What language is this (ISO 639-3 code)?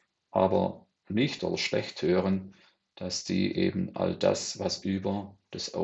deu